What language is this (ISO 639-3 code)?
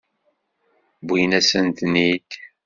kab